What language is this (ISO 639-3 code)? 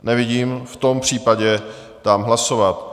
ces